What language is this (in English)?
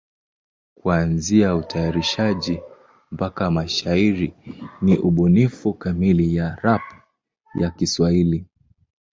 Swahili